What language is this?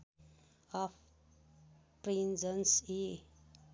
Nepali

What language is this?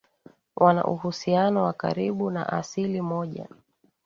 Swahili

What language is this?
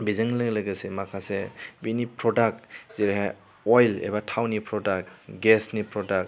Bodo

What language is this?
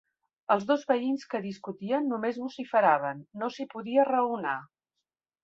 Catalan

